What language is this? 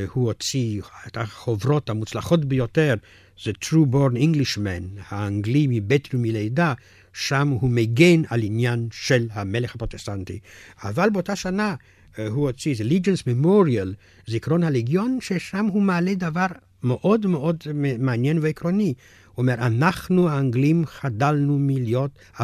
Hebrew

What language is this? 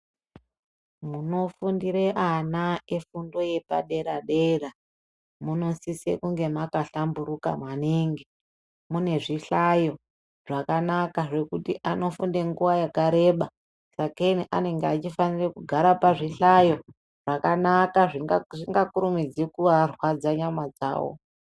Ndau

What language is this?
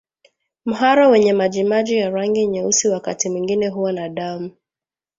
Swahili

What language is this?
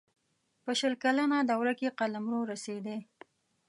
Pashto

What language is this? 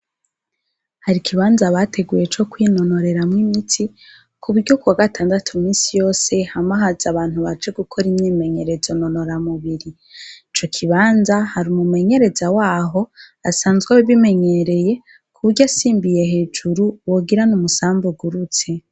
Rundi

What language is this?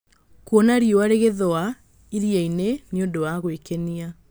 Kikuyu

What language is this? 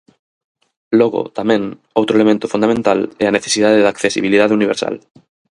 Galician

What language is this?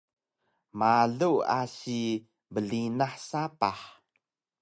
Taroko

